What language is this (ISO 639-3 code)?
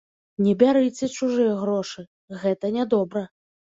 bel